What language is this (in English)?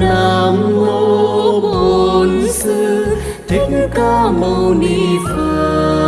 Vietnamese